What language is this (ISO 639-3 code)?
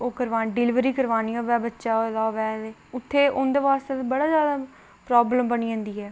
doi